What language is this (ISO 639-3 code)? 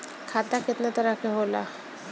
bho